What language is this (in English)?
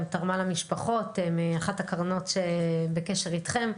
Hebrew